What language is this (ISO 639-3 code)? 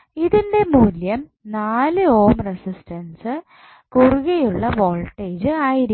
mal